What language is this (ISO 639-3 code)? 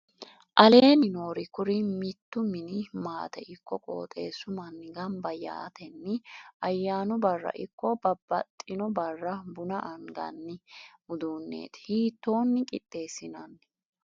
sid